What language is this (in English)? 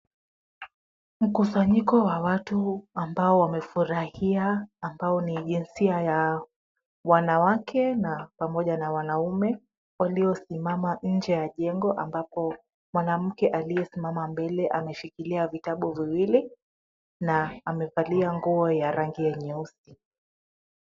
Swahili